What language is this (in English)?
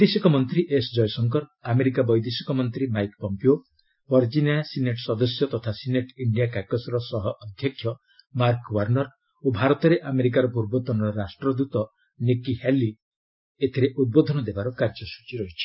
Odia